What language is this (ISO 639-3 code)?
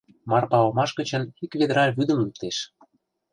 chm